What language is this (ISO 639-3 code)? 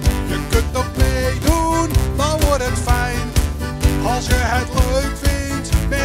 nld